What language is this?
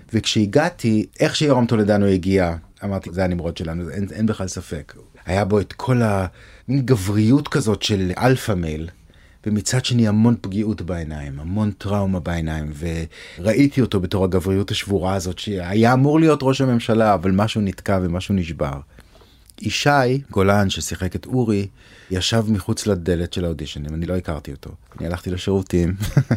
Hebrew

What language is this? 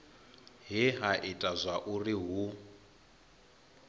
Venda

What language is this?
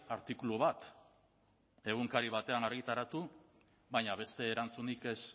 Basque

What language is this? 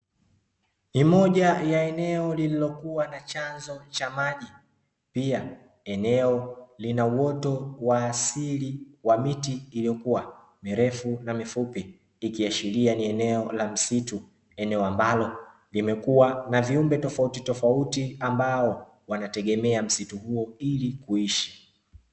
Swahili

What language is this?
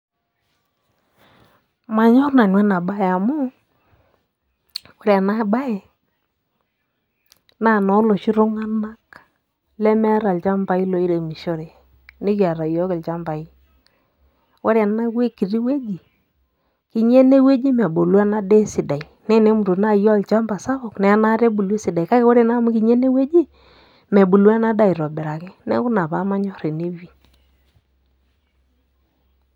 Masai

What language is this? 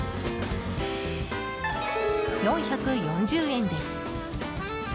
Japanese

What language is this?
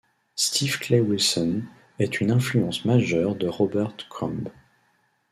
French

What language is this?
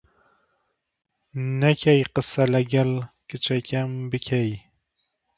Central Kurdish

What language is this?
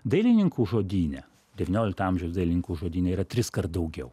Lithuanian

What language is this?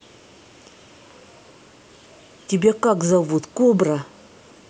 Russian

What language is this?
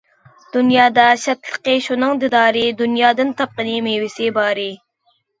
Uyghur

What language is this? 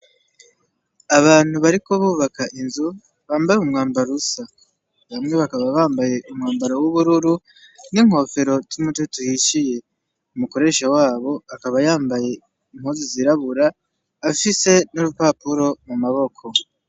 Rundi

